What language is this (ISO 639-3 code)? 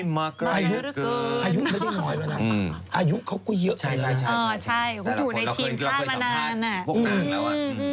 tha